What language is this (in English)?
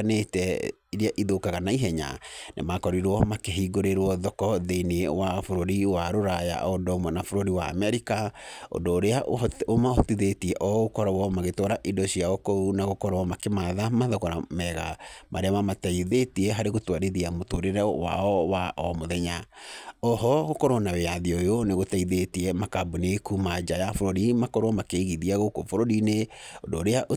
Kikuyu